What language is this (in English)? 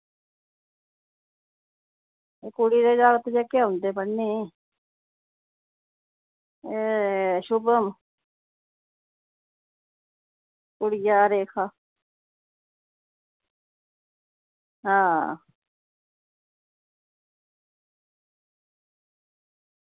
Dogri